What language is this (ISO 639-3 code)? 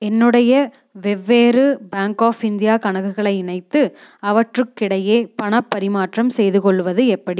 tam